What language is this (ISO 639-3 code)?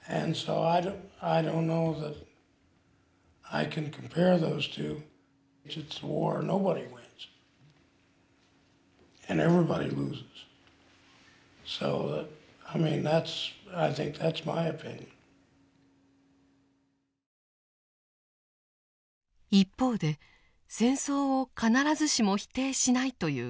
jpn